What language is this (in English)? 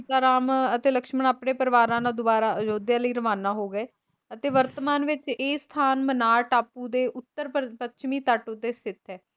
Punjabi